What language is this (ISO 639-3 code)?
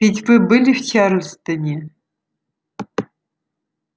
rus